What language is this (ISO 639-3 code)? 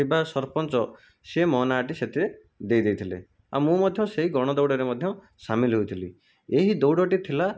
ori